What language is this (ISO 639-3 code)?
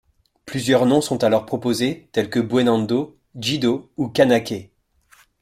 fra